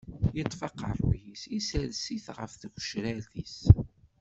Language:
Kabyle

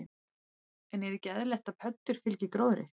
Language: Icelandic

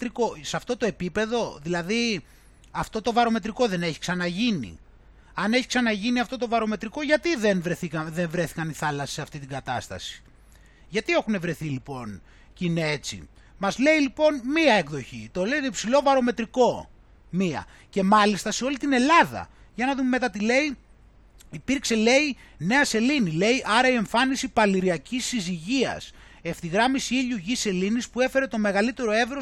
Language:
Greek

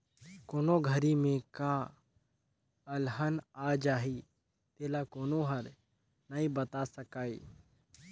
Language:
Chhattisgarhi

